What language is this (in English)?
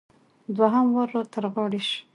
Pashto